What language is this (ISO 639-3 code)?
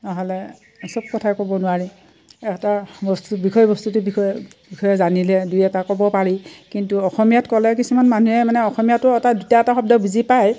asm